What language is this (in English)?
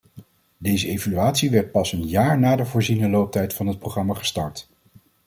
Dutch